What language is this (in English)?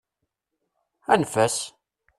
Kabyle